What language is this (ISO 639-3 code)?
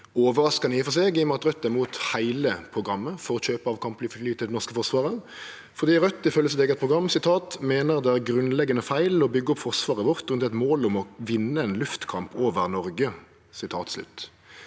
nor